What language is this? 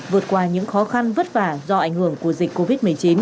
Vietnamese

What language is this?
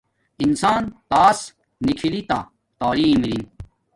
Domaaki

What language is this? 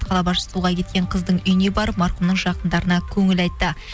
Kazakh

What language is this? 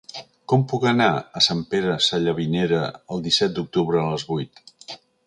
Catalan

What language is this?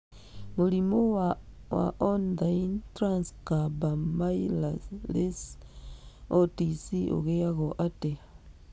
Kikuyu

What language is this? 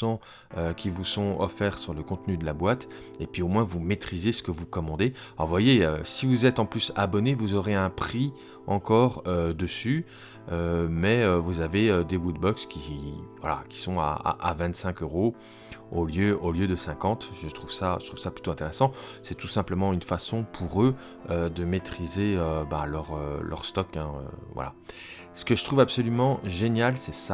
French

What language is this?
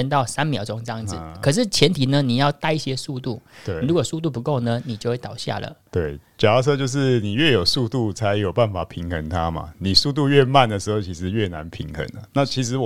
Chinese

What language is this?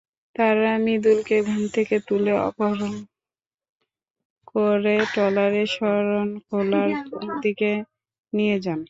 Bangla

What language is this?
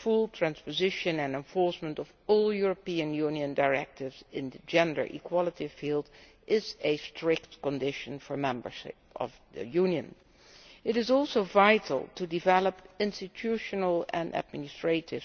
English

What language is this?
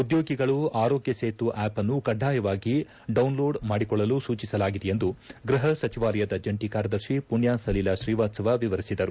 Kannada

